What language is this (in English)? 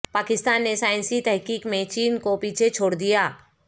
Urdu